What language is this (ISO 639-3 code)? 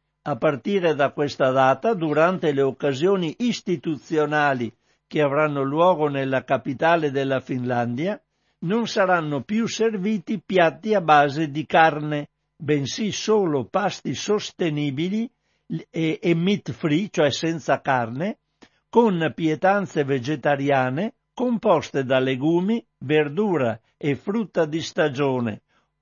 ita